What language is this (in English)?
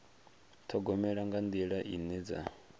Venda